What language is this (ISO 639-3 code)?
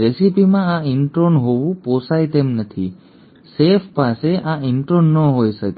guj